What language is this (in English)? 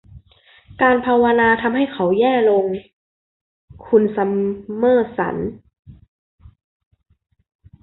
Thai